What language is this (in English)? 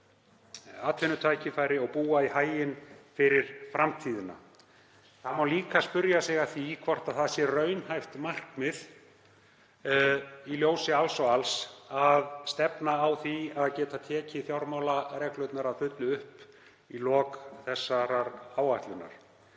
Icelandic